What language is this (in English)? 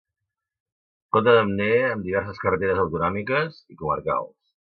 Catalan